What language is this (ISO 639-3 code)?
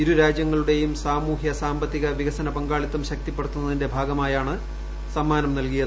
mal